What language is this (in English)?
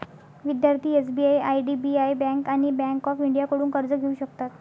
Marathi